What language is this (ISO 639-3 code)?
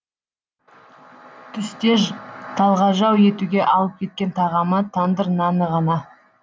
kaz